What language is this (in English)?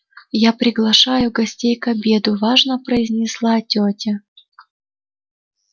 Russian